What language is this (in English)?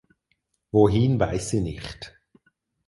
German